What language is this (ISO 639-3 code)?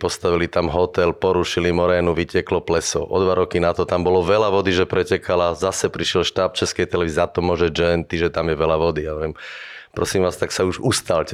slk